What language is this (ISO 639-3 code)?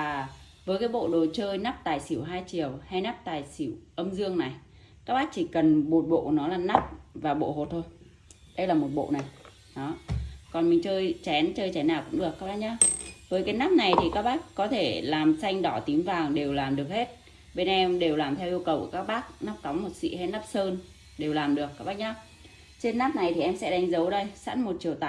vie